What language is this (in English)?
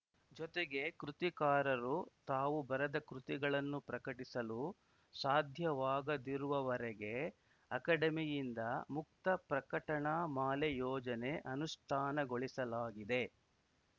Kannada